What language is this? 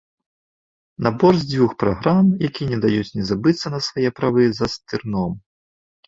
Belarusian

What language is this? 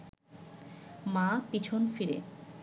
Bangla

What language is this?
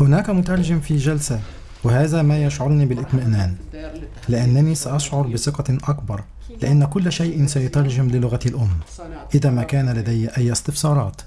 Arabic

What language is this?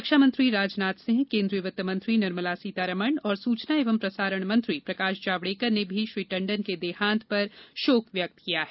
Hindi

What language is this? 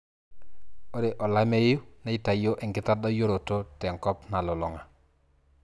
Masai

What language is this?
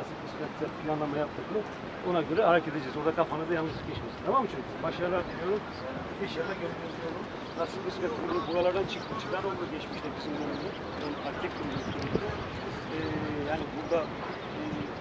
Turkish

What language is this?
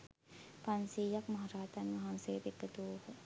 Sinhala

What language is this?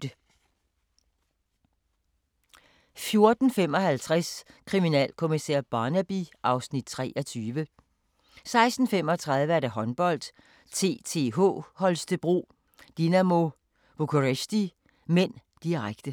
Danish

